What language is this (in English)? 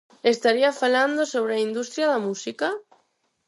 Galician